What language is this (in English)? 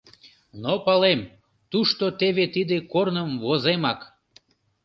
Mari